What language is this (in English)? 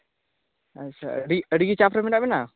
Santali